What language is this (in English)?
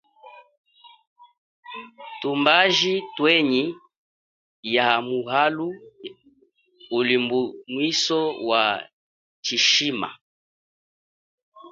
Chokwe